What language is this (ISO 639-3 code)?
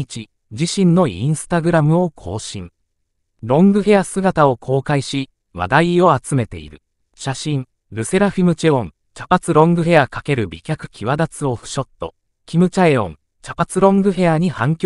jpn